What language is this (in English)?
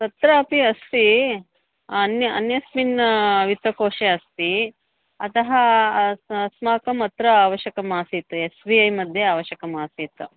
Sanskrit